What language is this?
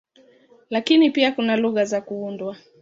Swahili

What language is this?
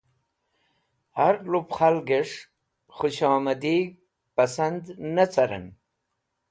Wakhi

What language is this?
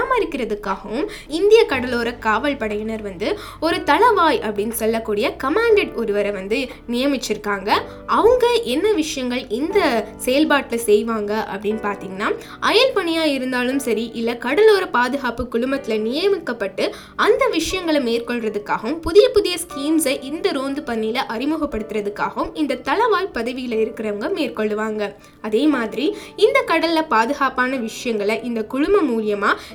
Tamil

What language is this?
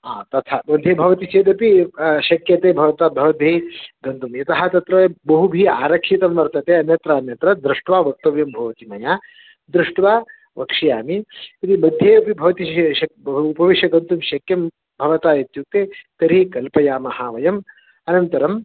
Sanskrit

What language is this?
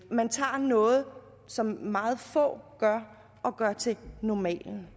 Danish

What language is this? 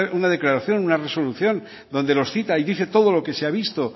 Spanish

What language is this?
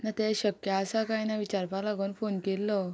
Konkani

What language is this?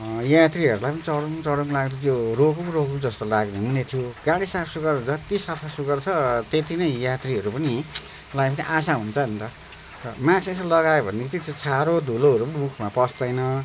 Nepali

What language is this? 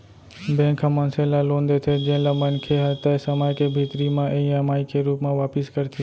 Chhattisgarhi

